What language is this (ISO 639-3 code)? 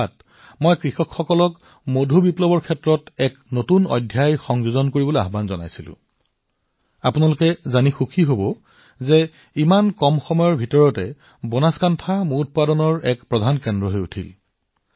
asm